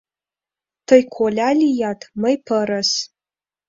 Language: Mari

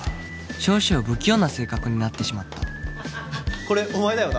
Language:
Japanese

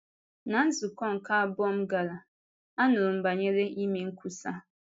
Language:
Igbo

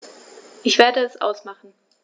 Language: German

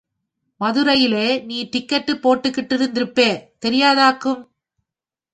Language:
Tamil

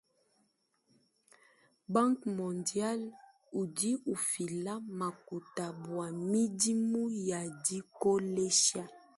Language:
Luba-Lulua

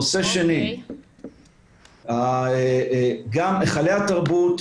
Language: Hebrew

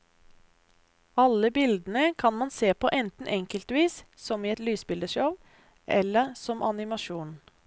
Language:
Norwegian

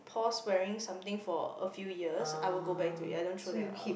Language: English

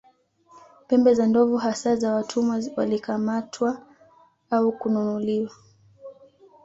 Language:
Swahili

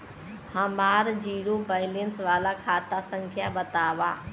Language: Bhojpuri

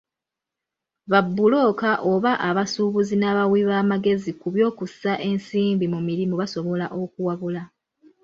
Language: Ganda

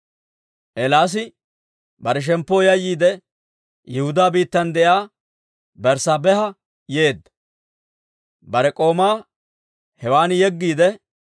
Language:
Dawro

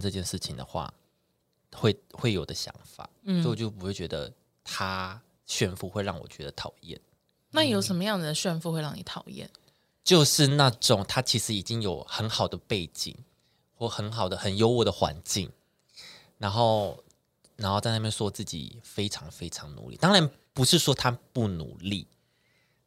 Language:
Chinese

